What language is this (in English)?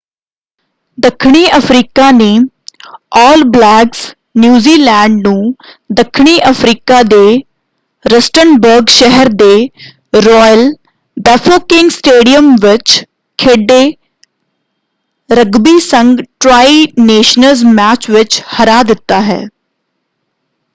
Punjabi